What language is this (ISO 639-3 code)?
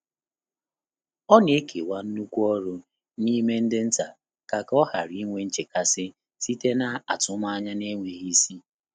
ibo